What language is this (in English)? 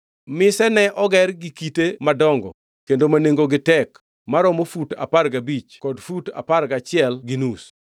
Luo (Kenya and Tanzania)